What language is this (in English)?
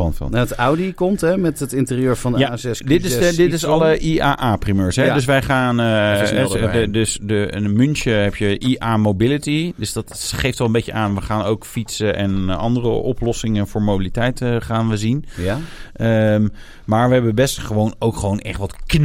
Dutch